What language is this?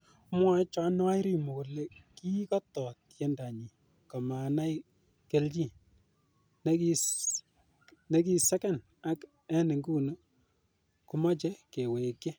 Kalenjin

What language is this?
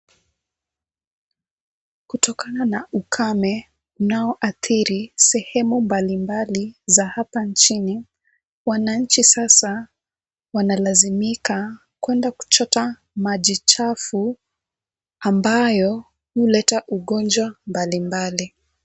Swahili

